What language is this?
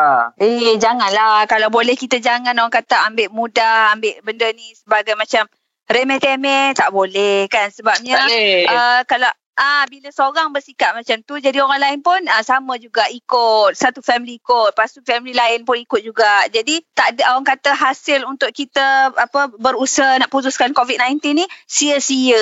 Malay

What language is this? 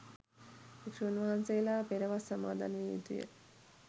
Sinhala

